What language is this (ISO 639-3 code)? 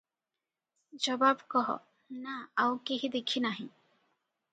ori